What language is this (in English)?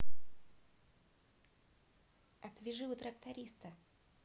Russian